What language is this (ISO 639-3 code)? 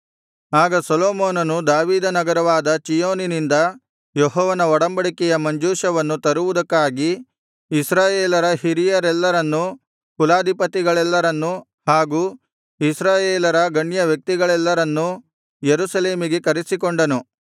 kan